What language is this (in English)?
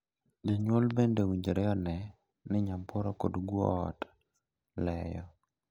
Luo (Kenya and Tanzania)